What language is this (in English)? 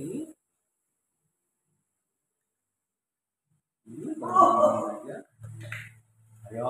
Indonesian